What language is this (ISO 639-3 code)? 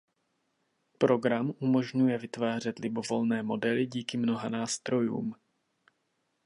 ces